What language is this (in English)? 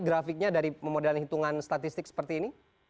Indonesian